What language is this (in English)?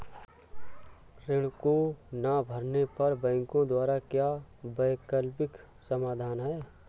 Hindi